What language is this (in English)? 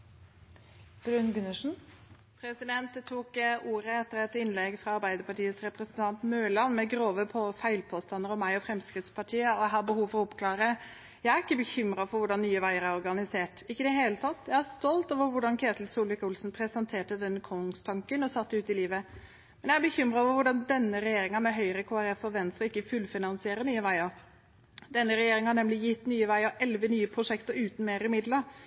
Norwegian